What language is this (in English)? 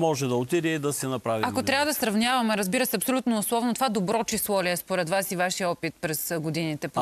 Bulgarian